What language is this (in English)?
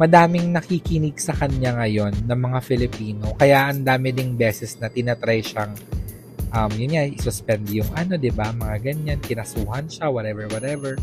Filipino